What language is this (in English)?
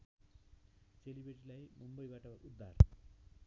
Nepali